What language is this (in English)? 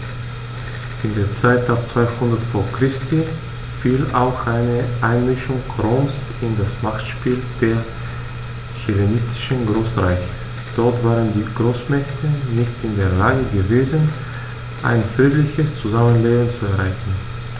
German